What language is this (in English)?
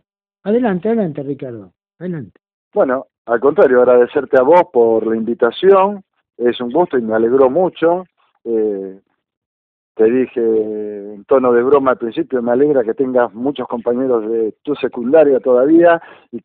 Spanish